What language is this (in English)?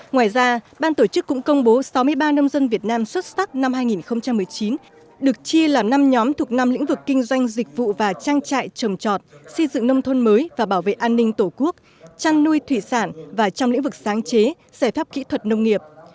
Vietnamese